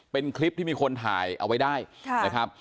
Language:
Thai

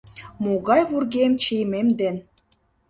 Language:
Mari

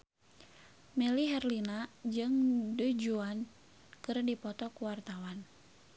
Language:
Sundanese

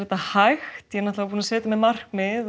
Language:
Icelandic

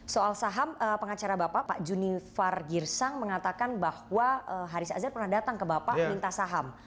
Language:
Indonesian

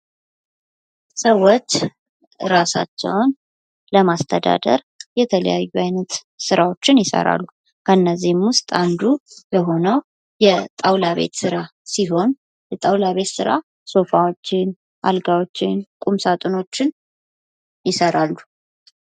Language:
Amharic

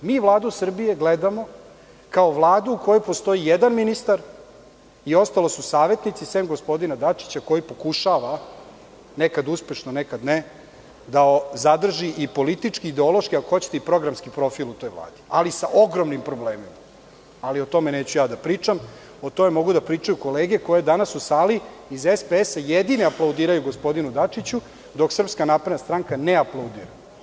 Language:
Serbian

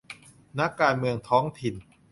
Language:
Thai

